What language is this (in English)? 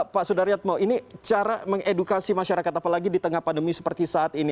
Indonesian